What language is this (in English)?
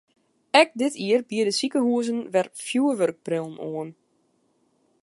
Western Frisian